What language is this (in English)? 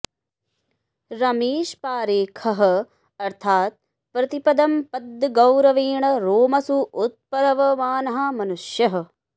Sanskrit